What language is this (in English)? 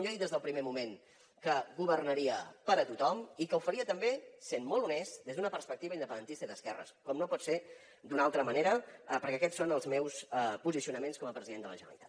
Catalan